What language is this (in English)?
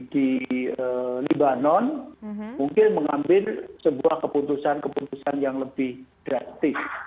Indonesian